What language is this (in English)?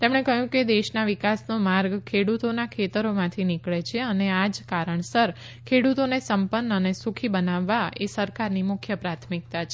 Gujarati